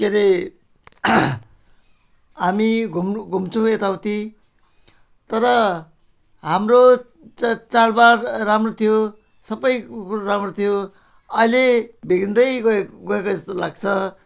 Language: Nepali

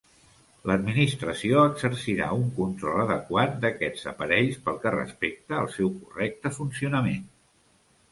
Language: Catalan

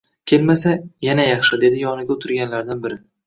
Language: Uzbek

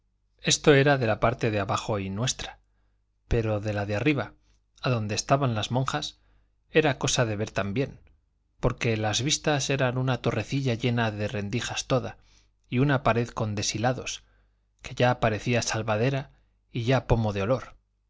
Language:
Spanish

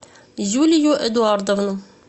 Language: Russian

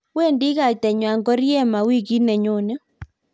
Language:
Kalenjin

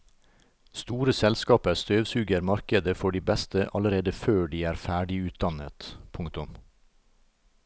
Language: Norwegian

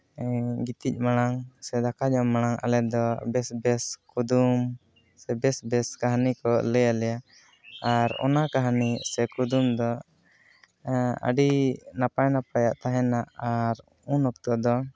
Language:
Santali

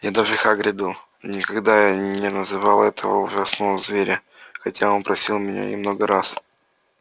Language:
Russian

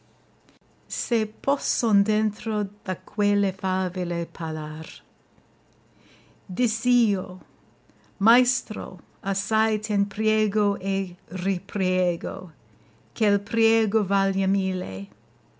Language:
Italian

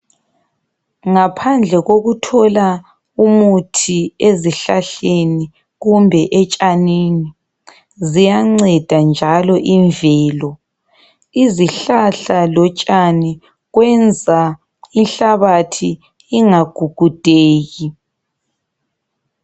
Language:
North Ndebele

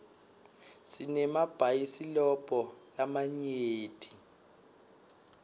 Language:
Swati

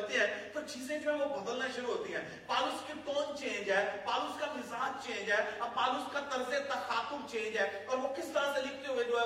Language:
Urdu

